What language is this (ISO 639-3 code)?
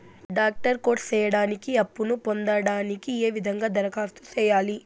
tel